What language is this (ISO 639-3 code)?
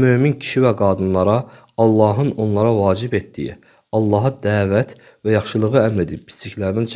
tur